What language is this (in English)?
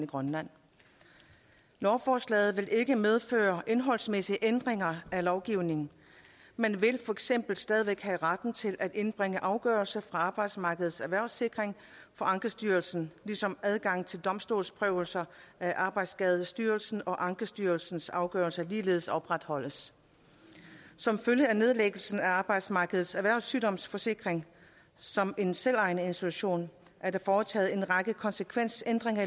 Danish